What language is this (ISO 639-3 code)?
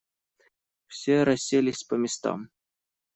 rus